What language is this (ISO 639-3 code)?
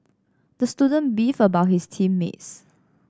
eng